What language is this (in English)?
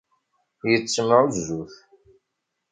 Kabyle